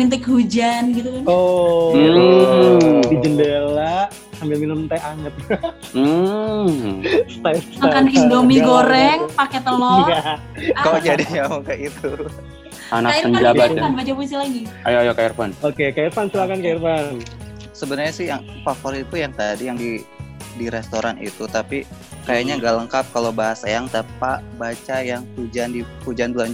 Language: Indonesian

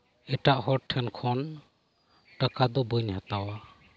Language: Santali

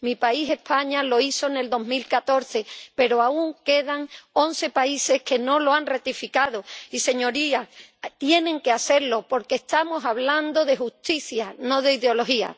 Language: Spanish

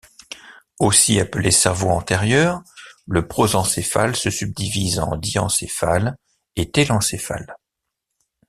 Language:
French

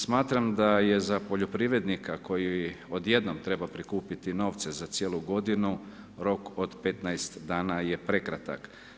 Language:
Croatian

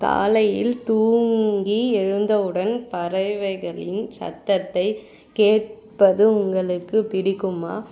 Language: Tamil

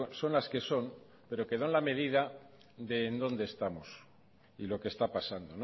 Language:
Spanish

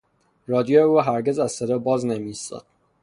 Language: Persian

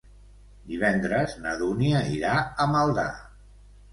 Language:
Catalan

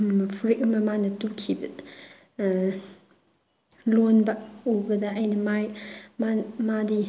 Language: Manipuri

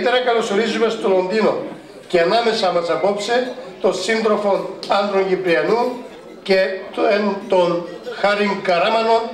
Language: Greek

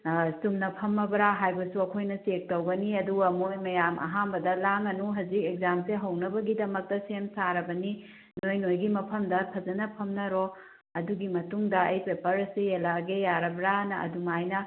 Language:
Manipuri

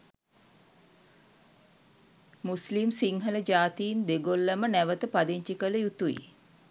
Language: Sinhala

